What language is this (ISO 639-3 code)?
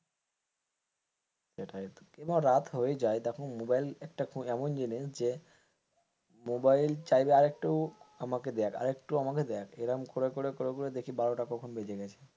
ben